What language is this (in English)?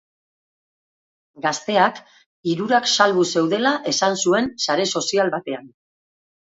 Basque